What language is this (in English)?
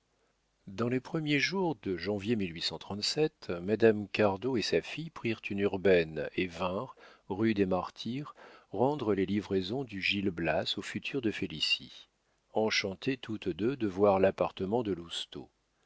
French